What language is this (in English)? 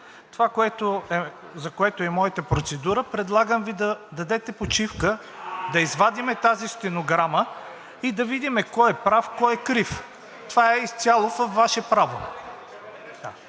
Bulgarian